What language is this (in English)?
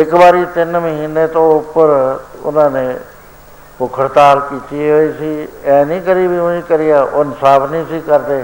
Punjabi